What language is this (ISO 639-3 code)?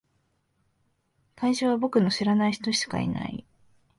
jpn